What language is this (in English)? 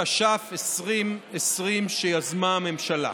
Hebrew